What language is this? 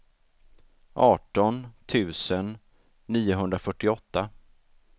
Swedish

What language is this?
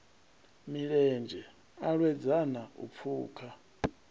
Venda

